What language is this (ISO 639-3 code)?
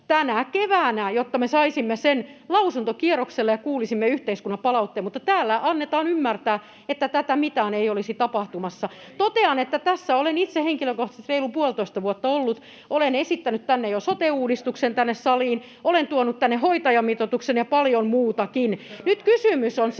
fin